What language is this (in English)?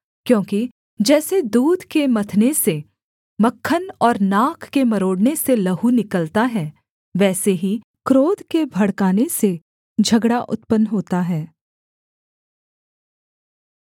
Hindi